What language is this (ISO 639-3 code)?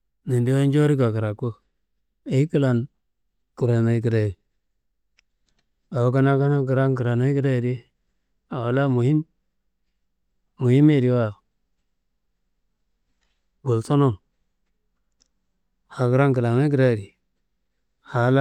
kbl